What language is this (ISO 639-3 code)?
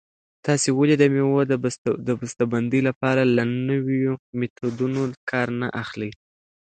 pus